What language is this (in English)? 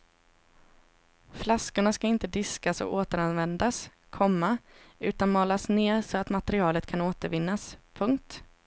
Swedish